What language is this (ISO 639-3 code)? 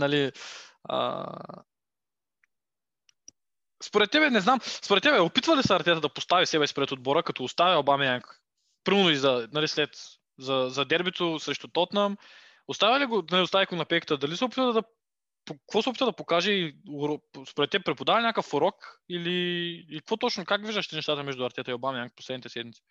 bul